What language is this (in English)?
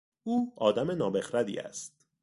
Persian